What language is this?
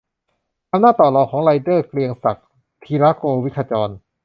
Thai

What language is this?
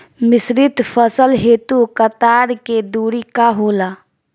Bhojpuri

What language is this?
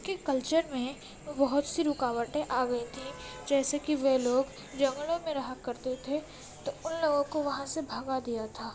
Urdu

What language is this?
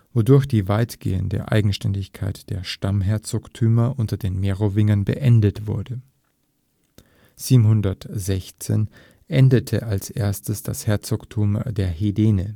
German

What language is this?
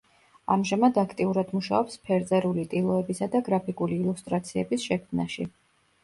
Georgian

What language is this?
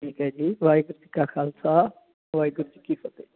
Punjabi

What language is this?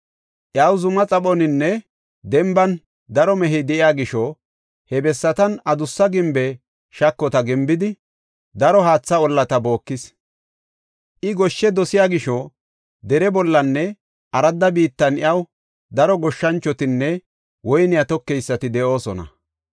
Gofa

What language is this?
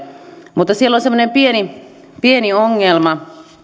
Finnish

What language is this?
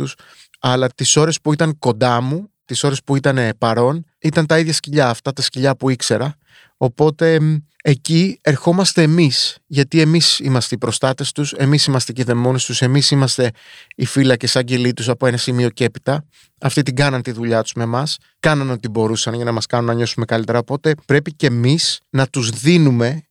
Greek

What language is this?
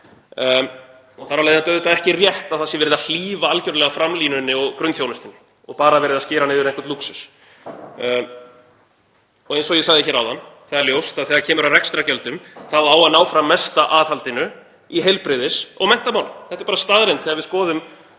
Icelandic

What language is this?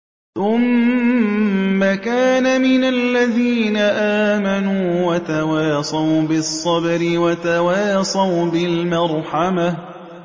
Arabic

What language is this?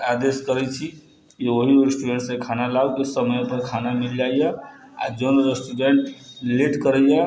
Maithili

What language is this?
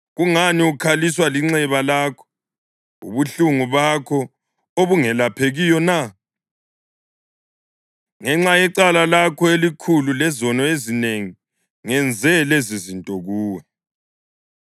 North Ndebele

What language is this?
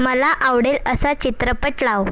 Marathi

